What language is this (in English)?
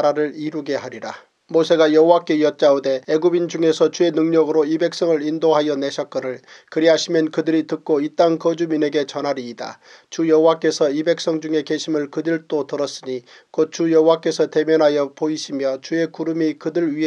Korean